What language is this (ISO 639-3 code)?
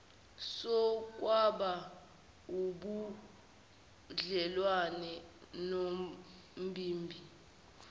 zul